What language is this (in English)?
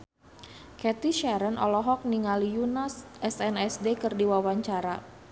Sundanese